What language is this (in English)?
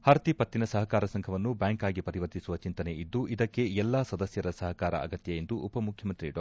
Kannada